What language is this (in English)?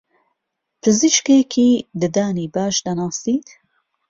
Central Kurdish